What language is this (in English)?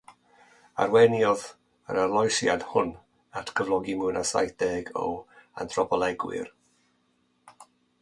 Welsh